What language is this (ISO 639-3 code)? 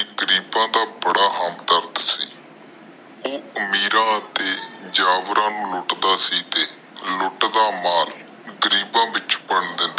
pan